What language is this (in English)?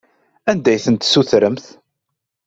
Kabyle